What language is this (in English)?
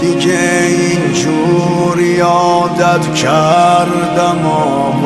Persian